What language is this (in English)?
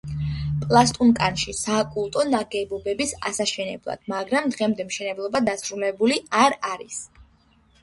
Georgian